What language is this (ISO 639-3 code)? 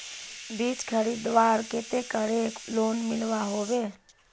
mag